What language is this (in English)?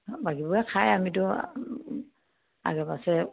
Assamese